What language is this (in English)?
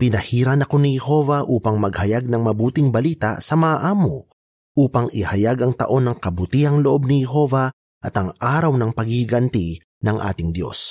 Filipino